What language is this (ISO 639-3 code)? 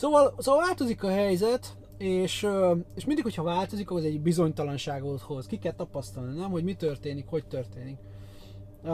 hun